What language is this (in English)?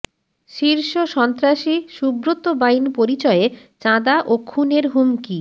Bangla